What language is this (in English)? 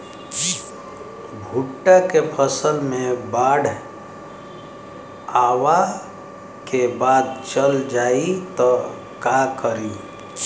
Bhojpuri